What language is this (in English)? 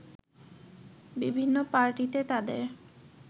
Bangla